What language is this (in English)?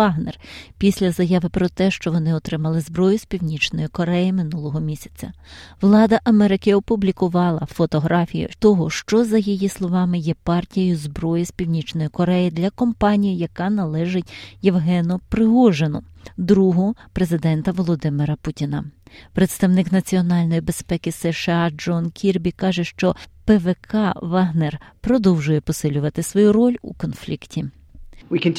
Ukrainian